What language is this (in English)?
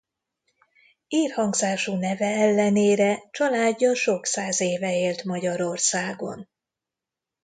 Hungarian